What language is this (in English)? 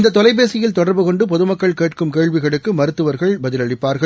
Tamil